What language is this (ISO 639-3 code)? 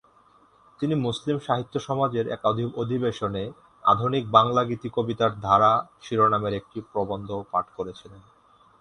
ben